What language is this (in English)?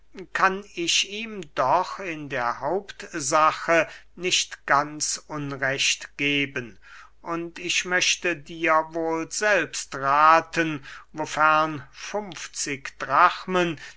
German